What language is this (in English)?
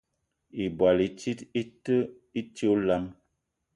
Eton (Cameroon)